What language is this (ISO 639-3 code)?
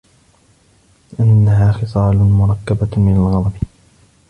ara